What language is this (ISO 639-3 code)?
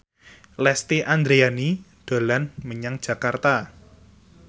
jav